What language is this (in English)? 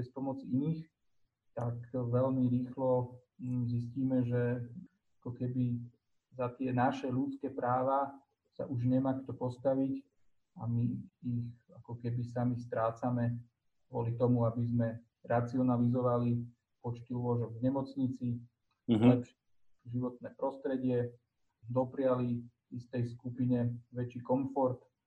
Slovak